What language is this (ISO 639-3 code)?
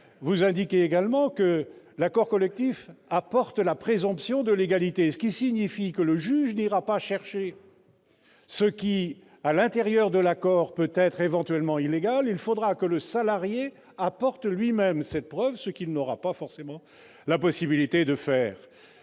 fra